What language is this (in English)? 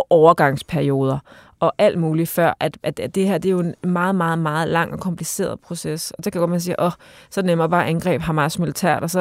Danish